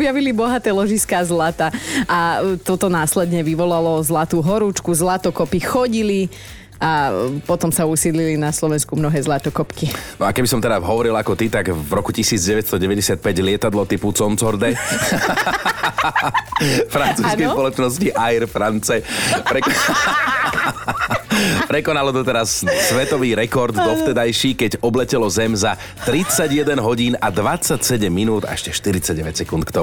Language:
Slovak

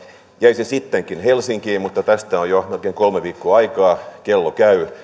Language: Finnish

